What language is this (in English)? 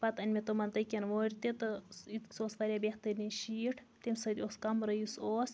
Kashmiri